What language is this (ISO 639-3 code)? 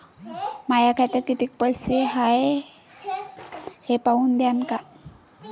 mar